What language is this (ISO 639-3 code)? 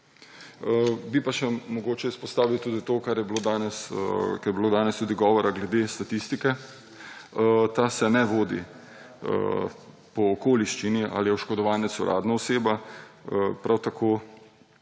slv